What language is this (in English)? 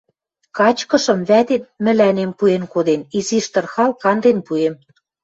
Western Mari